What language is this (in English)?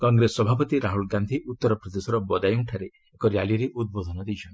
Odia